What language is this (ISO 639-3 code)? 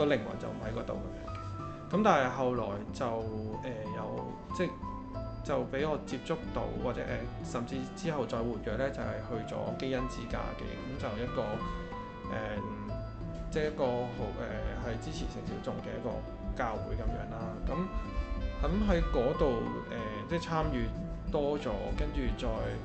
zho